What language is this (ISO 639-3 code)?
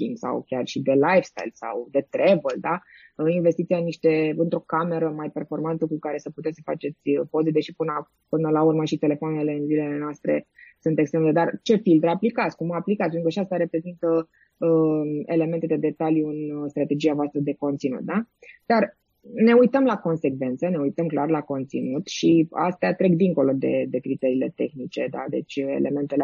ron